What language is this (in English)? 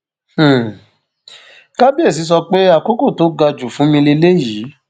Yoruba